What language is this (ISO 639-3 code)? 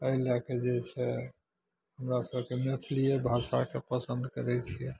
mai